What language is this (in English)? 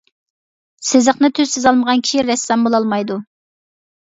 Uyghur